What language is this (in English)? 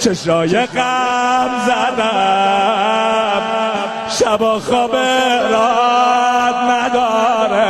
Persian